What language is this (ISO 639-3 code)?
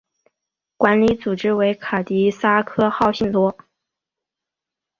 zho